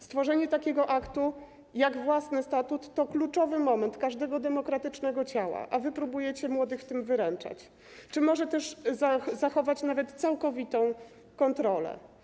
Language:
Polish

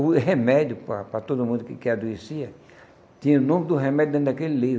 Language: Portuguese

